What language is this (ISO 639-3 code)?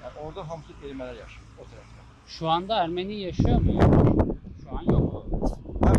tur